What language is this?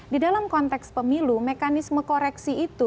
Indonesian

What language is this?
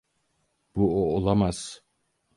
Turkish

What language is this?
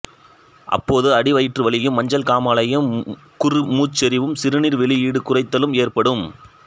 Tamil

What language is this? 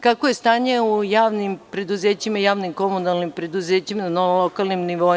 Serbian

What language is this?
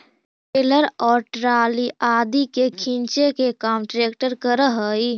Magahi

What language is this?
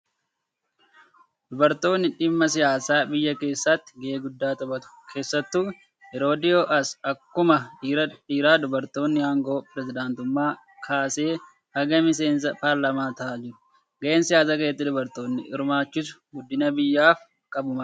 Oromo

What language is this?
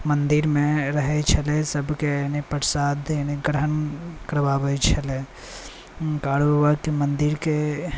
Maithili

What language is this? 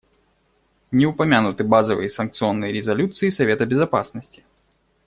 Russian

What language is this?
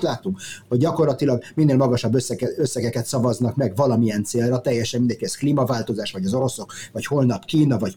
Hungarian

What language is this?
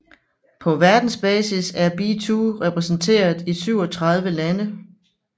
Danish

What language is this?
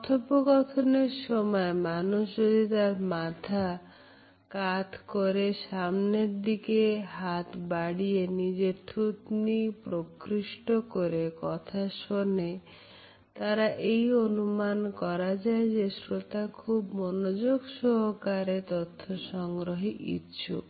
Bangla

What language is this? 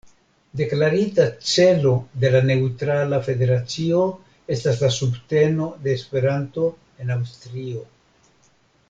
Esperanto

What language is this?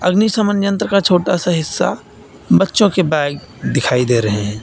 Hindi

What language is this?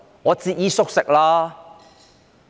Cantonese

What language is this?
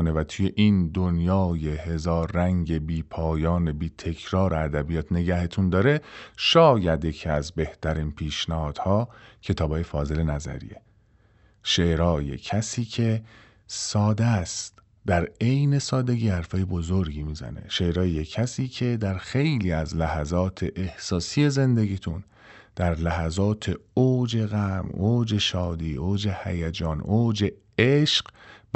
Persian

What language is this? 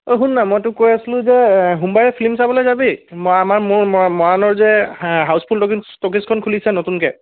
Assamese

